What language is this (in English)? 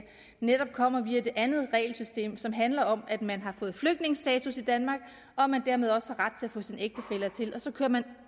Danish